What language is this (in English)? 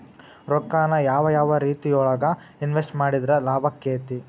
Kannada